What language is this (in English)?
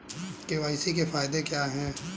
Hindi